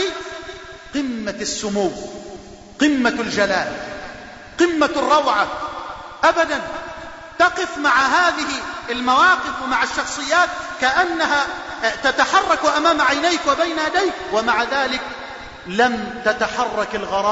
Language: Arabic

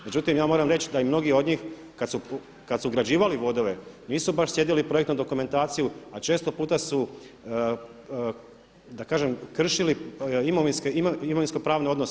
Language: Croatian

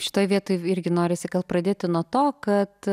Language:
Lithuanian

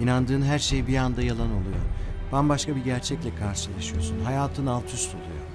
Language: Turkish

